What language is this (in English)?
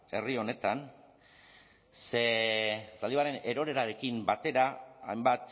Basque